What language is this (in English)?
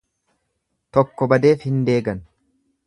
Oromo